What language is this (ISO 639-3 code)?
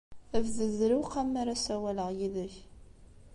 kab